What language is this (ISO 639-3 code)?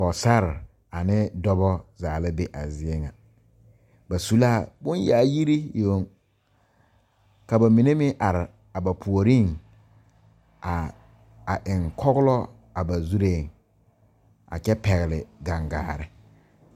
dga